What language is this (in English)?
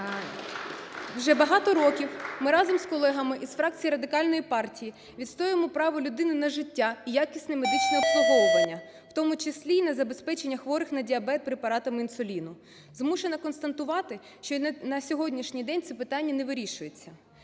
Ukrainian